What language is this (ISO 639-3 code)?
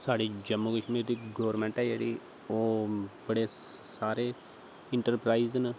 doi